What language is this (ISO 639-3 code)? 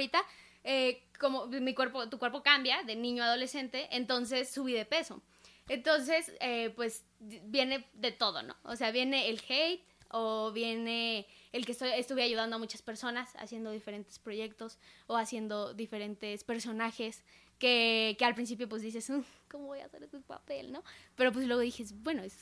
spa